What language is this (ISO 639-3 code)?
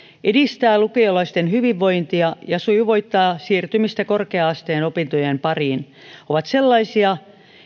fin